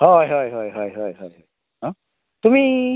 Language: Konkani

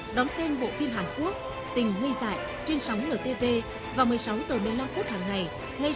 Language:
Vietnamese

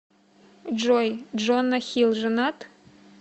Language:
Russian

